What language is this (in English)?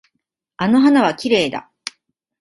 Japanese